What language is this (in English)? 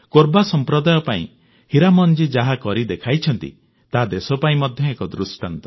Odia